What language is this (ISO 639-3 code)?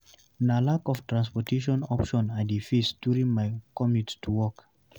pcm